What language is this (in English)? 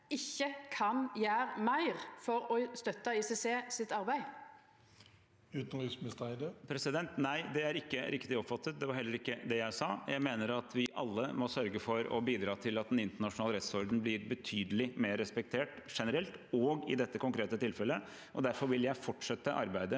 Norwegian